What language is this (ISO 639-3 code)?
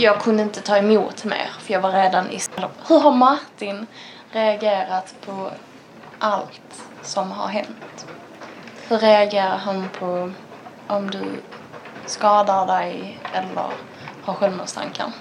swe